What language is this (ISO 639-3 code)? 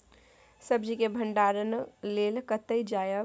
mai